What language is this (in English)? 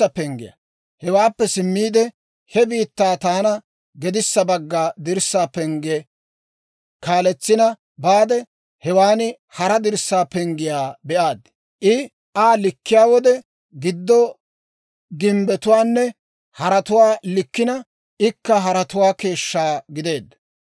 Dawro